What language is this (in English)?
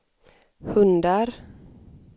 Swedish